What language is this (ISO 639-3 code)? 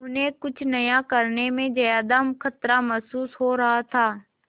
hin